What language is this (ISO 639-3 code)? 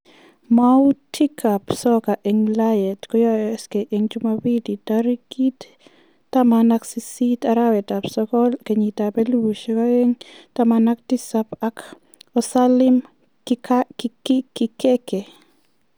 kln